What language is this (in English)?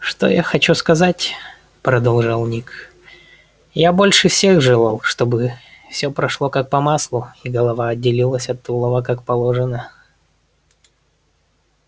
Russian